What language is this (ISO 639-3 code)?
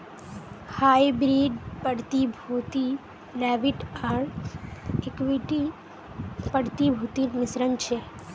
mag